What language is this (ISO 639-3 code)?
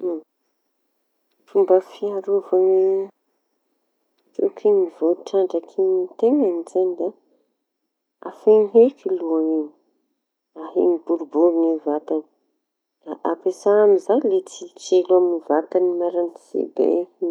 txy